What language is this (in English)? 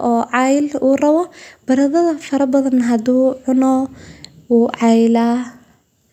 Somali